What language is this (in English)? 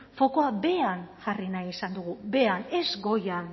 Basque